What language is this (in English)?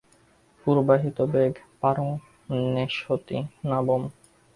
Bangla